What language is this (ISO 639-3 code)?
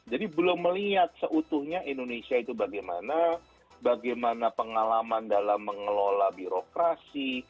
ind